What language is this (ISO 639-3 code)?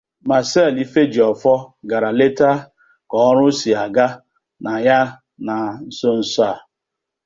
ibo